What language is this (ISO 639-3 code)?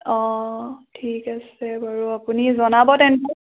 asm